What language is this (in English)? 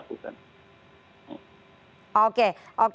Indonesian